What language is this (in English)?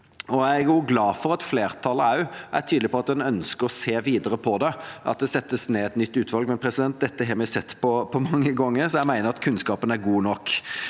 Norwegian